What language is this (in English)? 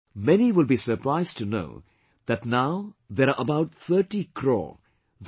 English